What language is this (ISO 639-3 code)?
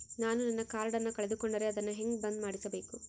kan